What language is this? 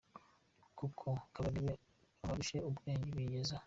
Kinyarwanda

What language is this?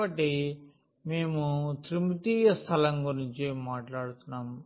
Telugu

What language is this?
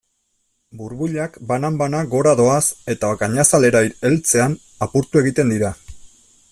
Basque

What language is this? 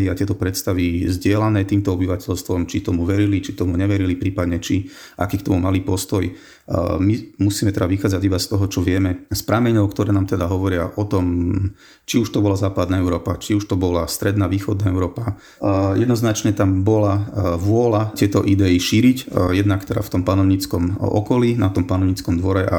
Slovak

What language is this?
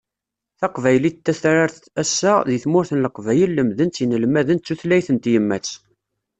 Kabyle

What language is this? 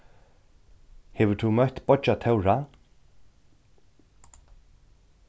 Faroese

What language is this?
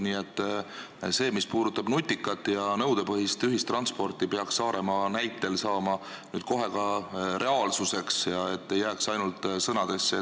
Estonian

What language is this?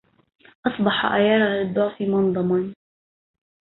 Arabic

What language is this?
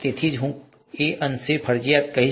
Gujarati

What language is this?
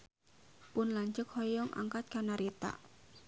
Sundanese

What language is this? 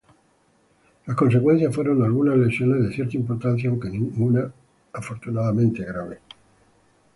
Spanish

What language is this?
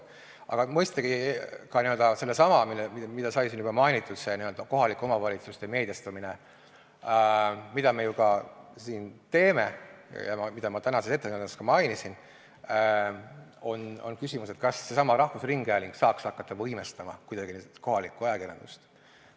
Estonian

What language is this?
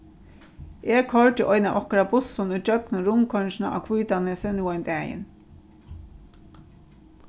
Faroese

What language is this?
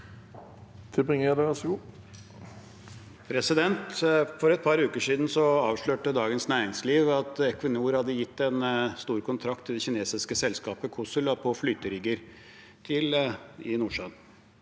Norwegian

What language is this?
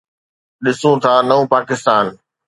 Sindhi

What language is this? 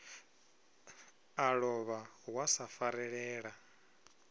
Venda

